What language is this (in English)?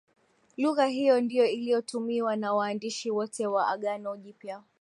Swahili